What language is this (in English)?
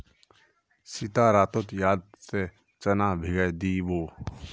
Magahi